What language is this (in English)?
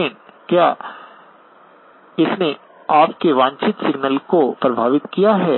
Hindi